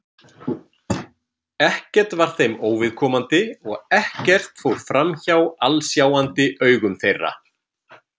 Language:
Icelandic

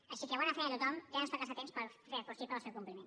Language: Catalan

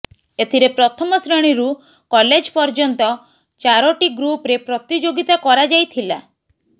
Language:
Odia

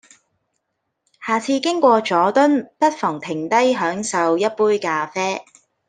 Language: Cantonese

